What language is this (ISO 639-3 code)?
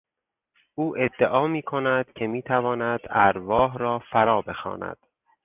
fas